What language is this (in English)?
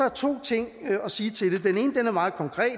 Danish